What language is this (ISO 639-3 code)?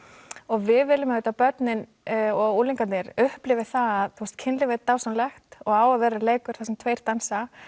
isl